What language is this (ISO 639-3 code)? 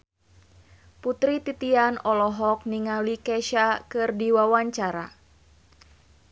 sun